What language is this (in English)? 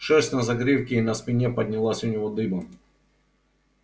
Russian